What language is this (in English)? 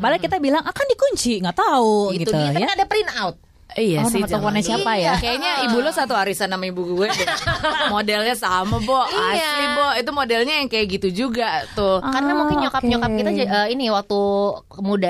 Indonesian